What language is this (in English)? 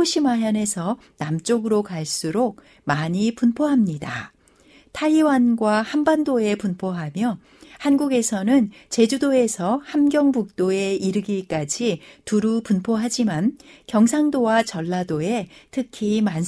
Korean